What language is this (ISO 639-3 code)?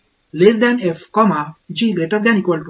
tam